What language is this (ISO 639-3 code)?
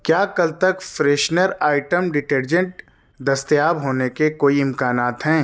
urd